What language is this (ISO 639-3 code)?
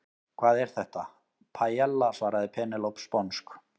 isl